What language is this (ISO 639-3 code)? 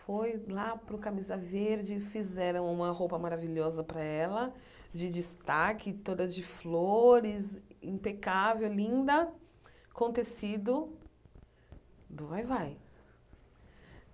por